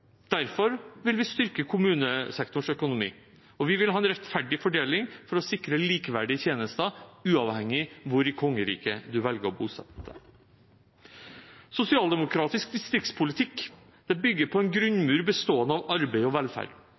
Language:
Norwegian Bokmål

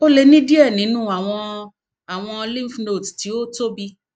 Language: Yoruba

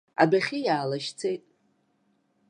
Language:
Abkhazian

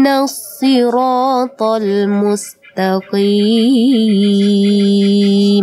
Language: Indonesian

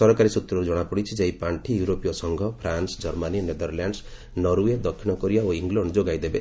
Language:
Odia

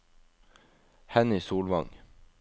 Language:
Norwegian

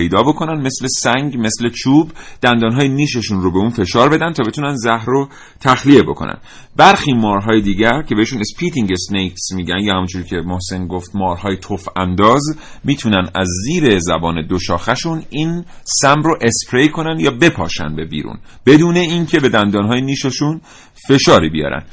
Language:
Persian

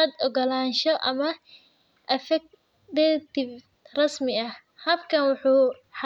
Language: Somali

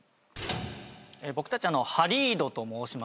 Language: Japanese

